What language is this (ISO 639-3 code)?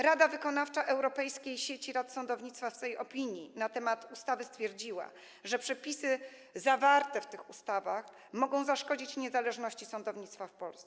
pol